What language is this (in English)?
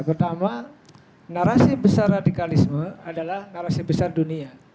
Indonesian